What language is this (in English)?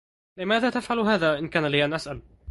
Arabic